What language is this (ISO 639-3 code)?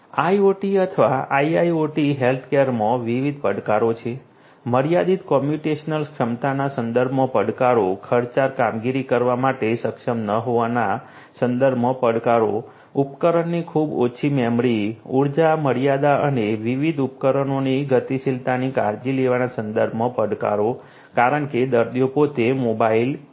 guj